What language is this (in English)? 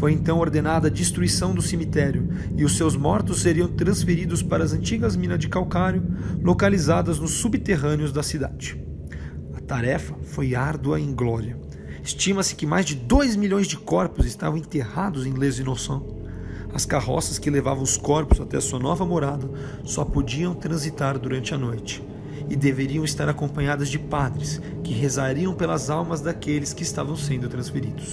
Portuguese